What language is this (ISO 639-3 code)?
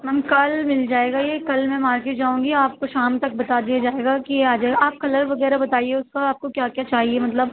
urd